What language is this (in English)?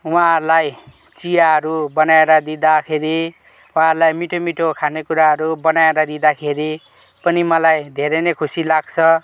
Nepali